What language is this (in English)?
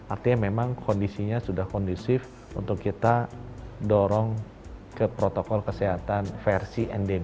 Indonesian